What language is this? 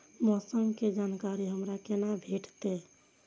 Maithili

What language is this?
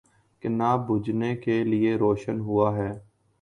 Urdu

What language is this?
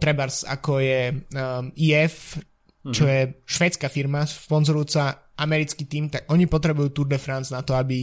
Slovak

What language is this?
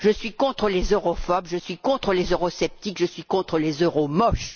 French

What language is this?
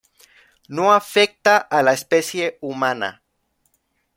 Spanish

